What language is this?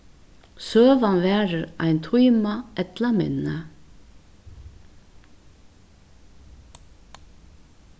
Faroese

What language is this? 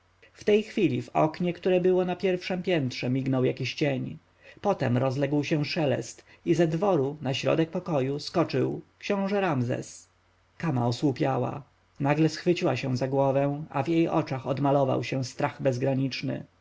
Polish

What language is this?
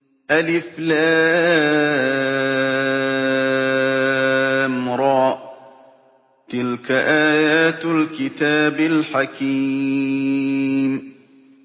Arabic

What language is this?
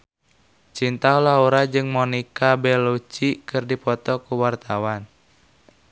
Sundanese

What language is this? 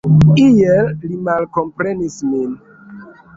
Esperanto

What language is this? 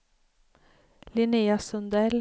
Swedish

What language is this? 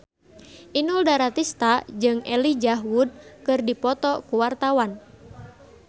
Sundanese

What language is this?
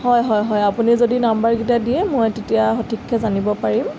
Assamese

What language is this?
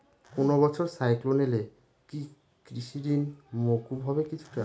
Bangla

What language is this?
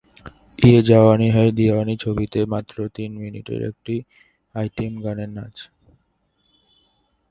Bangla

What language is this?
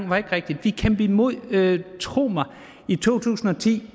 Danish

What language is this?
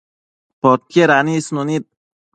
Matsés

